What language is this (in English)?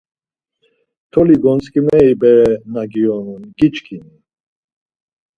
Laz